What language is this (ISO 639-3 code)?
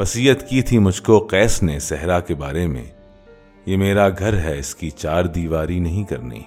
urd